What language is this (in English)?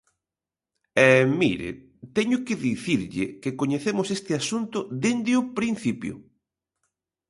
Galician